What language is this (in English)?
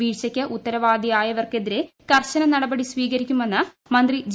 Malayalam